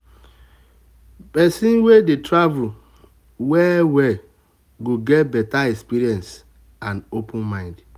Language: Nigerian Pidgin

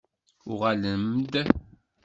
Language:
Kabyle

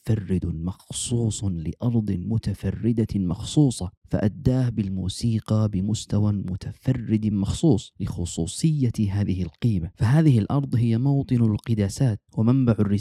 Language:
Arabic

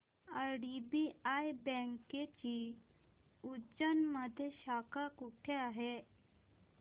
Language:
Marathi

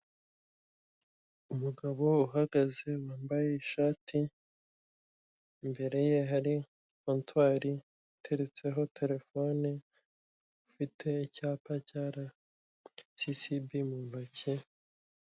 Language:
Kinyarwanda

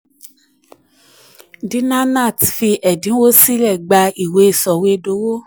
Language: Yoruba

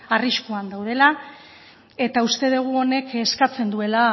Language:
Basque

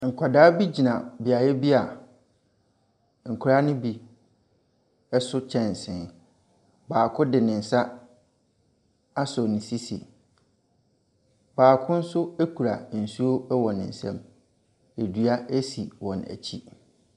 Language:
Akan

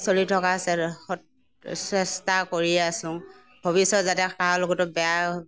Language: Assamese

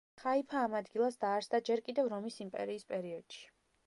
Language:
Georgian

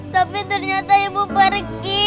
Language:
Indonesian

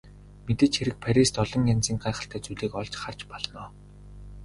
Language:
Mongolian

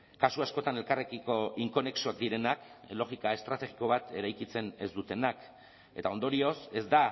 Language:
Basque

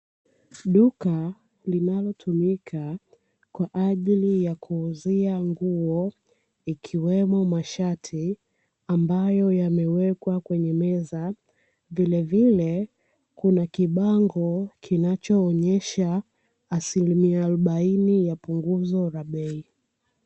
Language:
Swahili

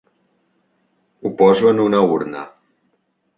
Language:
Catalan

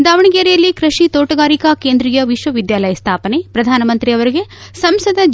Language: Kannada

